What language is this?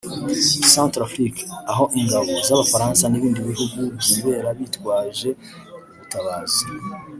Kinyarwanda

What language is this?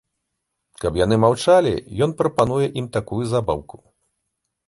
Belarusian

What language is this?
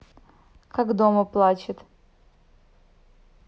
Russian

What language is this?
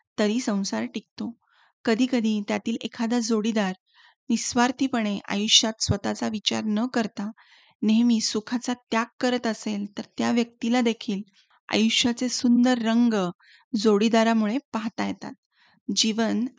Marathi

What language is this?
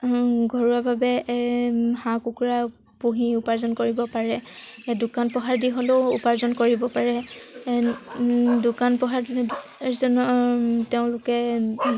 Assamese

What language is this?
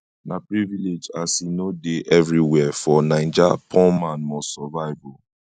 Nigerian Pidgin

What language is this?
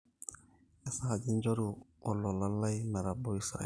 Masai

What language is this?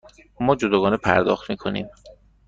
Persian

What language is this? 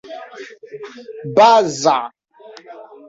Esperanto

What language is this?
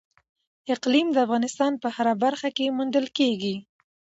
Pashto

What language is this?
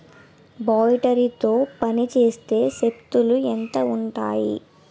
Telugu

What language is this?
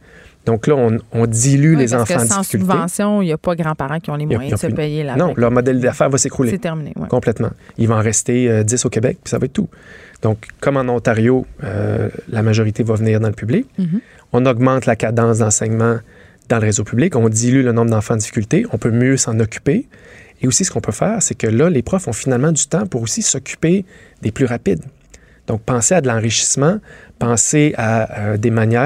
French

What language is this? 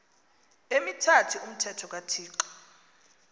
Xhosa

